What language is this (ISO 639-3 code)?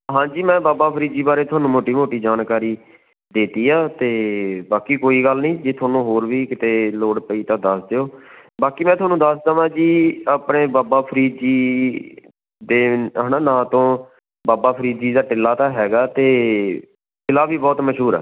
pan